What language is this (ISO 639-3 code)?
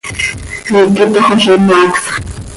sei